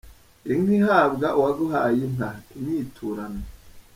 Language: Kinyarwanda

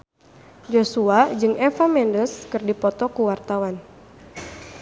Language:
Sundanese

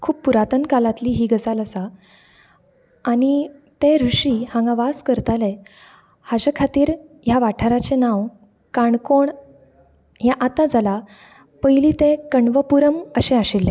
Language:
Konkani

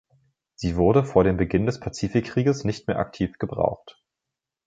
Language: German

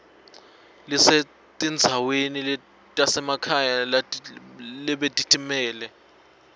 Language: Swati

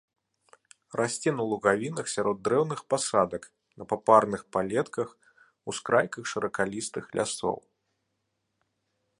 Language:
Belarusian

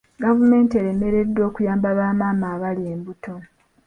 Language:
Ganda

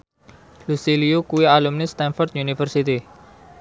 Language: Javanese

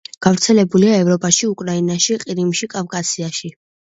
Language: Georgian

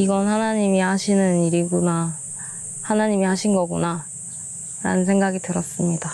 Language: Korean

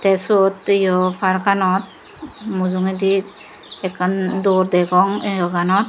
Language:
Chakma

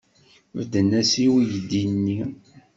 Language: Kabyle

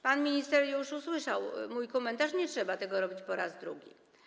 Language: Polish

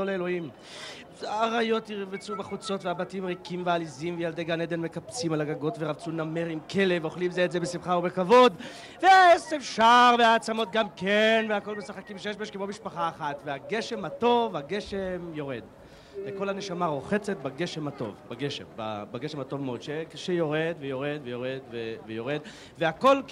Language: Hebrew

